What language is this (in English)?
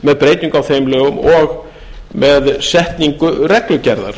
Icelandic